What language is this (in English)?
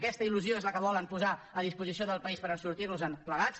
Catalan